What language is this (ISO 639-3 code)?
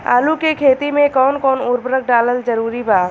bho